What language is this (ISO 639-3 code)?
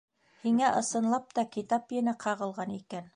bak